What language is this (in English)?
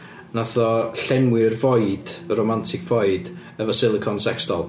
Welsh